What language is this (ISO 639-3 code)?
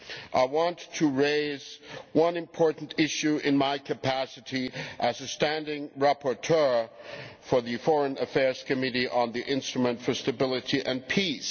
eng